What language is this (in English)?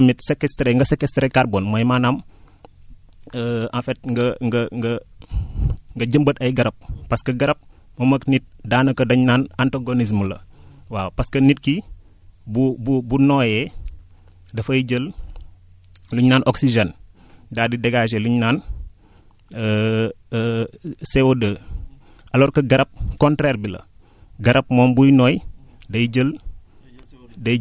Wolof